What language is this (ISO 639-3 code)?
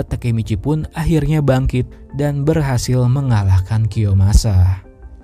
ind